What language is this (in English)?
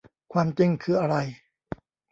Thai